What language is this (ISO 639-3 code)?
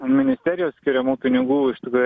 lit